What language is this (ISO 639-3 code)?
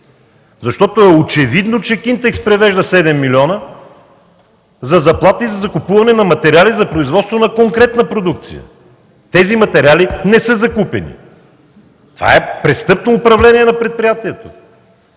bul